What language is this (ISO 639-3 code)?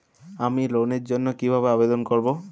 ben